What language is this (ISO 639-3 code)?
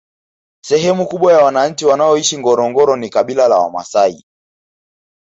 swa